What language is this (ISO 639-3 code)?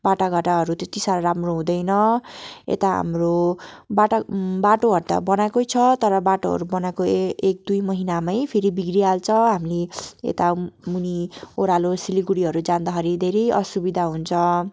nep